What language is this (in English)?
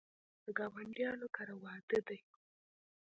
Pashto